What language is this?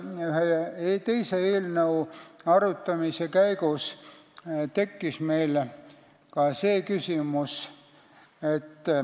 Estonian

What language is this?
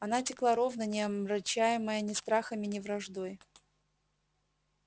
Russian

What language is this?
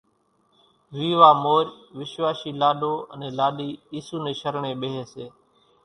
Kachi Koli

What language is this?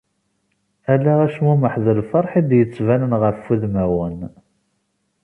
Kabyle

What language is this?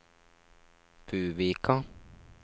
Norwegian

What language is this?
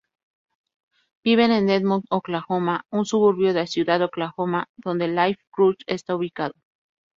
Spanish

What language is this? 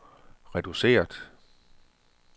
Danish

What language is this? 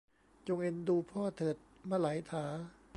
Thai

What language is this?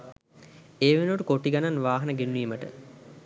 Sinhala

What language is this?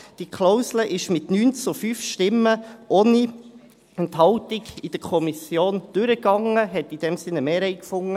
Swiss German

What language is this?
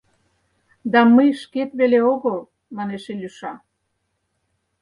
Mari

